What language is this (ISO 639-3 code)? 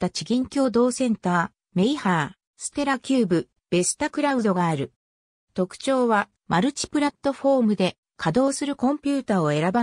jpn